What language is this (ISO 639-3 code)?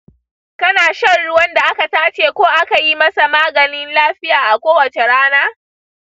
hau